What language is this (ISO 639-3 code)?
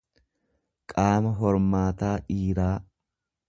orm